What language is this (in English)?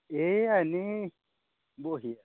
Assamese